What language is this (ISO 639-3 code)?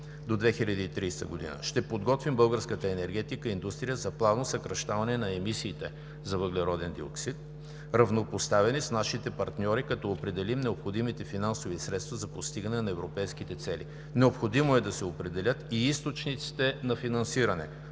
bul